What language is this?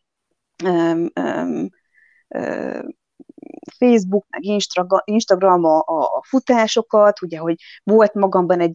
Hungarian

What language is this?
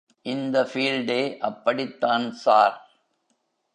Tamil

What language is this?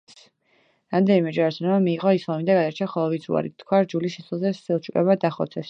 Georgian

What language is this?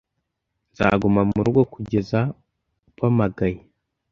Kinyarwanda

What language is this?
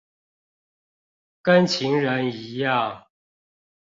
Chinese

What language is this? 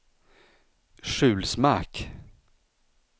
Swedish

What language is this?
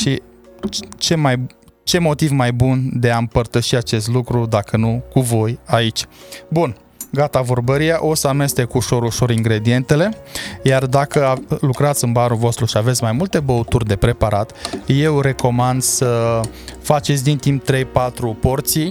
Romanian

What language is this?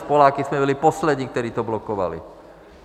Czech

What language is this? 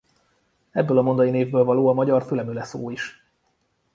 Hungarian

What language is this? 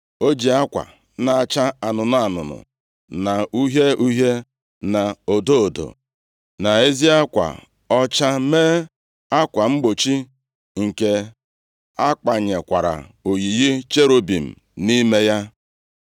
Igbo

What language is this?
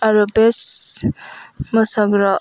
Bodo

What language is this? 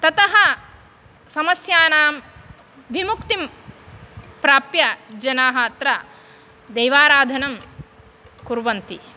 Sanskrit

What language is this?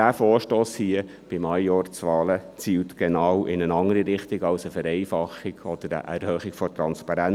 Swiss German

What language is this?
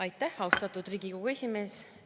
Estonian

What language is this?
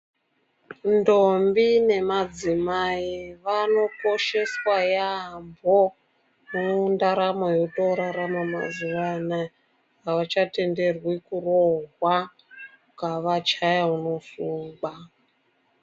Ndau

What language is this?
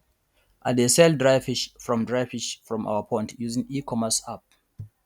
Nigerian Pidgin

